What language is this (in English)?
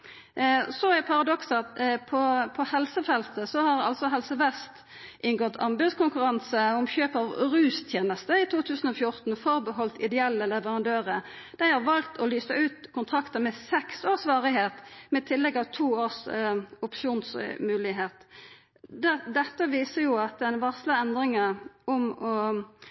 Norwegian Nynorsk